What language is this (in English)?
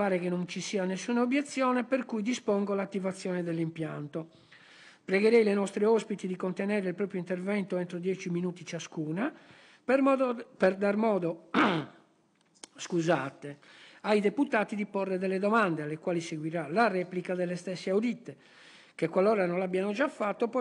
Italian